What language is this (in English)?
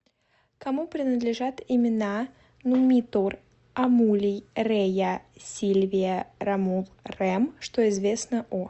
Russian